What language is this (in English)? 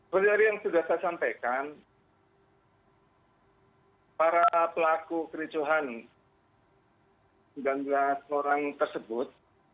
Indonesian